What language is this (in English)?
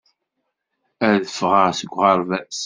Kabyle